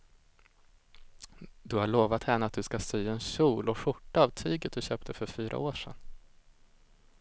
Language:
Swedish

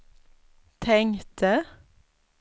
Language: Swedish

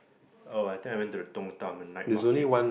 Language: English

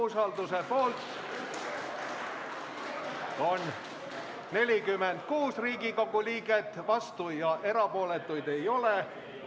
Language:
Estonian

